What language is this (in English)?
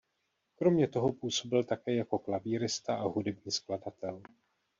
Czech